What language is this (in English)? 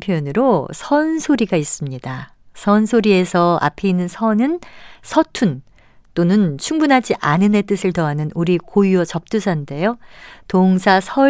Korean